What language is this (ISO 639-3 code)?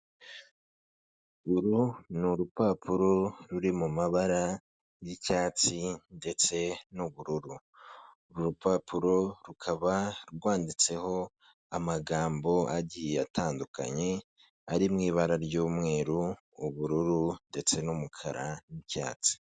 kin